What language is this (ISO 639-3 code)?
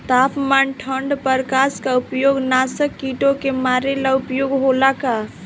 bho